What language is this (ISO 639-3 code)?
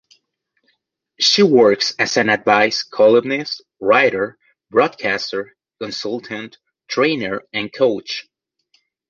eng